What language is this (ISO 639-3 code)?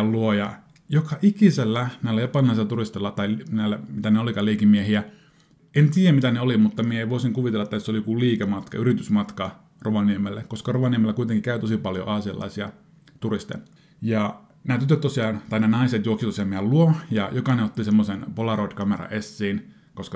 fin